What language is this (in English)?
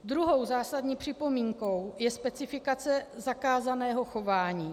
Czech